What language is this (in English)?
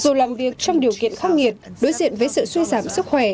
Vietnamese